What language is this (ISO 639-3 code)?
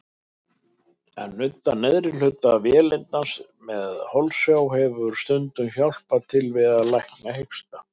isl